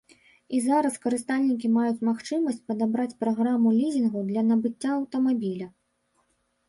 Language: Belarusian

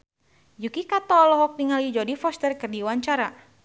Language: Sundanese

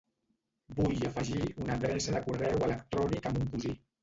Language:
Catalan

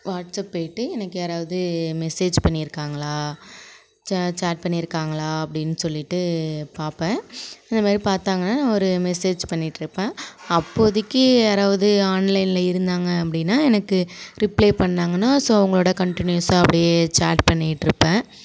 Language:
Tamil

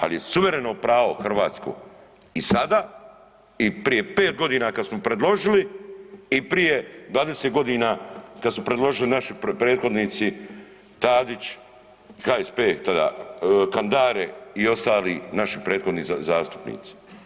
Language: Croatian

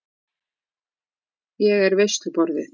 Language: Icelandic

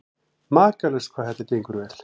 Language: Icelandic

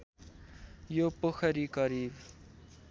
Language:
Nepali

